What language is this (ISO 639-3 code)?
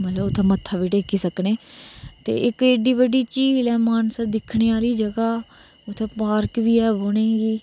doi